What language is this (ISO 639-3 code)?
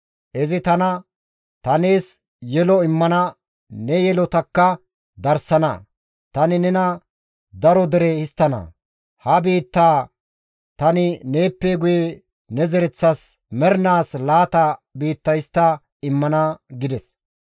gmv